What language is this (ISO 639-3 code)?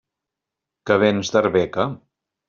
cat